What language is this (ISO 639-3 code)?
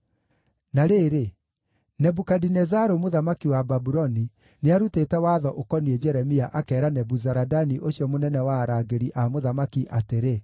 kik